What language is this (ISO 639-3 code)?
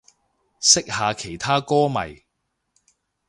yue